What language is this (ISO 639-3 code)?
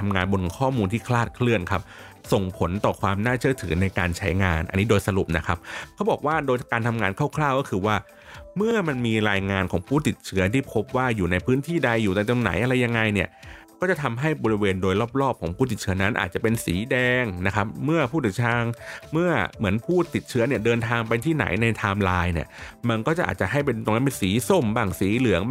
tha